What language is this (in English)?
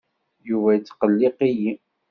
Kabyle